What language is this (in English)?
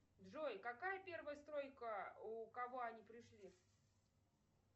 Russian